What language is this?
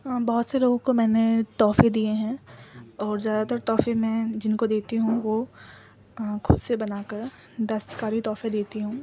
Urdu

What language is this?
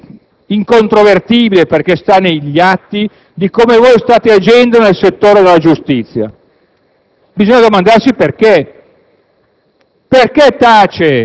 Italian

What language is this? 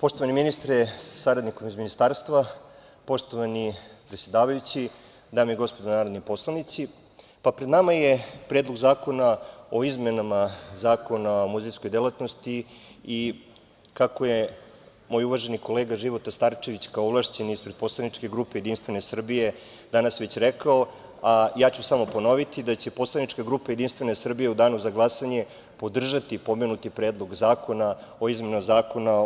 Serbian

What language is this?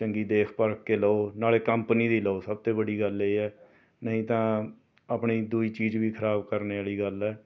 Punjabi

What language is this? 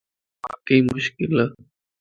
Lasi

